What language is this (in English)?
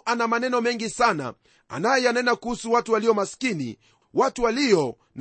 Swahili